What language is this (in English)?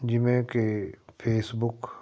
Punjabi